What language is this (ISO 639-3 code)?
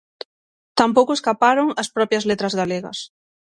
glg